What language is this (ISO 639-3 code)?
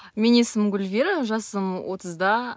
kaz